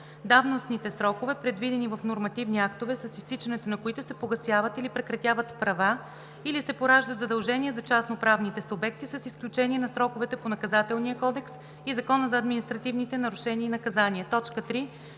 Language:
Bulgarian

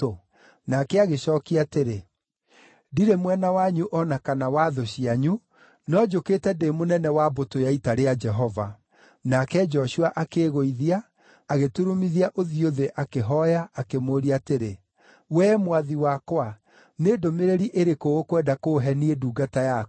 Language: Kikuyu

